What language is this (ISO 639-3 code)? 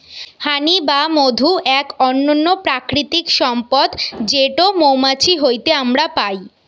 ben